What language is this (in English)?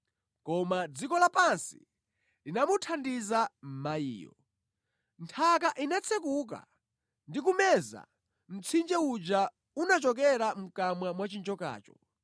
Nyanja